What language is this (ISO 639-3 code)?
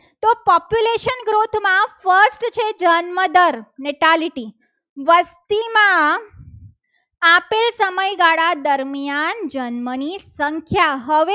guj